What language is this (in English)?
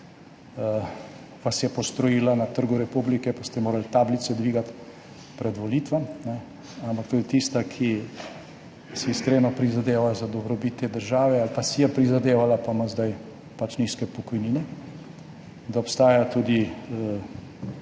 Slovenian